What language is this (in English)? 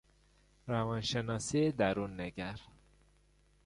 Persian